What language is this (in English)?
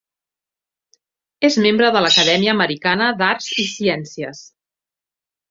Catalan